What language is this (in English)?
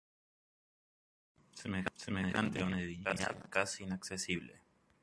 Spanish